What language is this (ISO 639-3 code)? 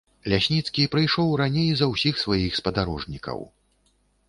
bel